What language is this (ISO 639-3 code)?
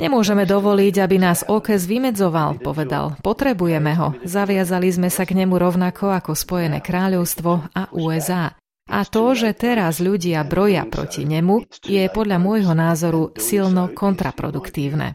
slk